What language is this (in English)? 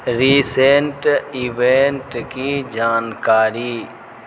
Urdu